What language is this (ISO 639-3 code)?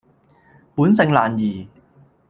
yue